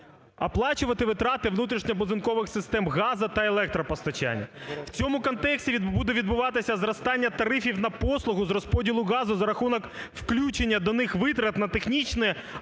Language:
Ukrainian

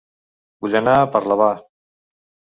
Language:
Catalan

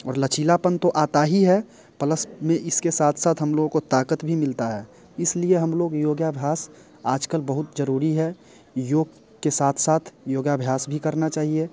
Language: Hindi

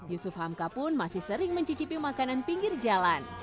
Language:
Indonesian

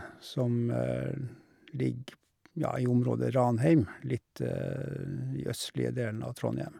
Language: Norwegian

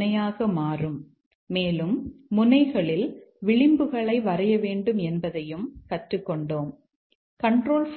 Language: Tamil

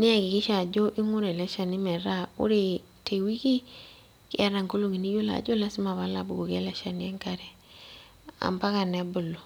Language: Masai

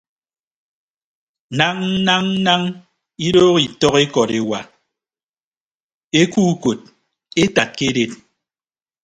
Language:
Ibibio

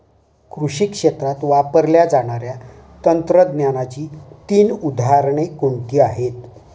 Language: Marathi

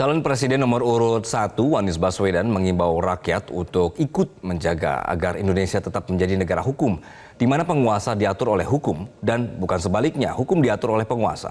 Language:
Indonesian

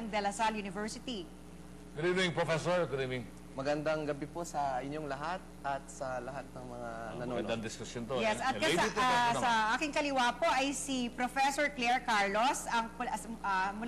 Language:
Filipino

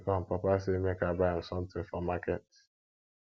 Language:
Nigerian Pidgin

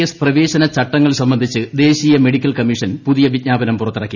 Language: Malayalam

